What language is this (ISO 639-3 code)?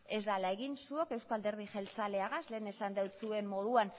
eus